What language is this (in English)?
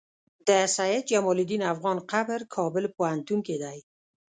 Pashto